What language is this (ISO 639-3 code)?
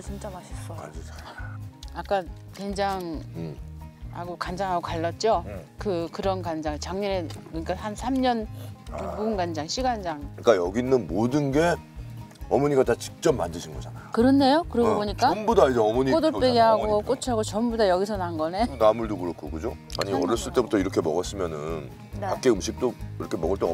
kor